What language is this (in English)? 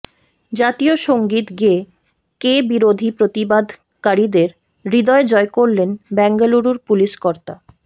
Bangla